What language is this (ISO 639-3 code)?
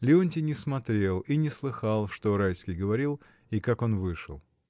rus